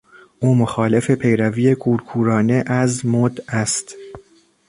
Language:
Persian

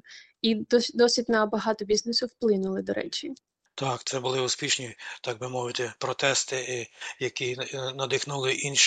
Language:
Ukrainian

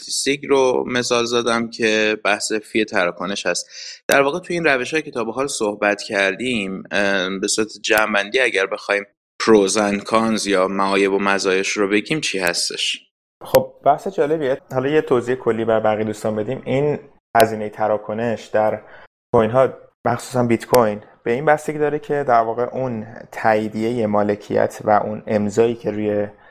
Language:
Persian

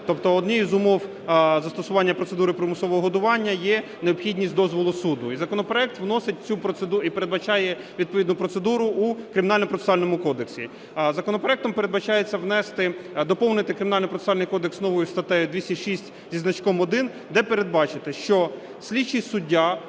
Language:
Ukrainian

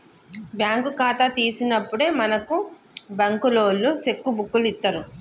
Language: Telugu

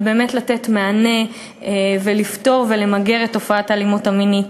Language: Hebrew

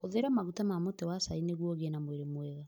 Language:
Kikuyu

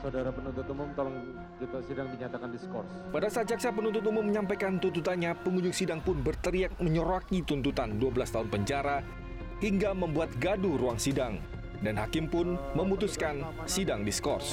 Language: Indonesian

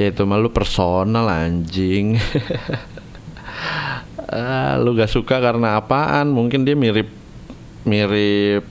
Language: Indonesian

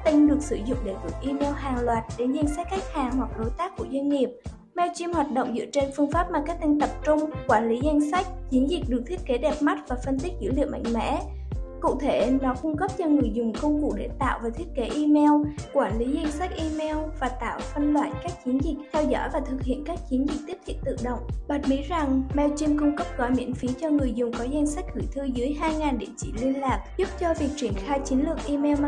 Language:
Vietnamese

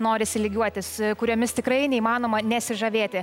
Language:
Lithuanian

